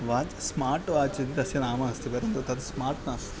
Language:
Sanskrit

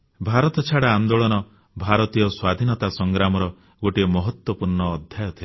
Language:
Odia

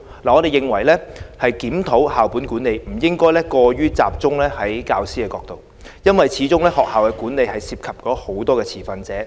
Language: Cantonese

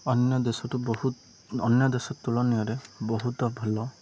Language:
Odia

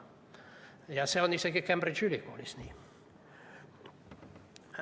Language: Estonian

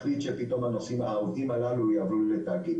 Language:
Hebrew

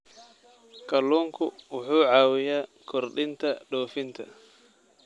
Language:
Somali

